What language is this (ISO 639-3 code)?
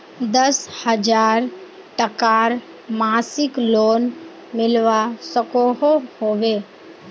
mag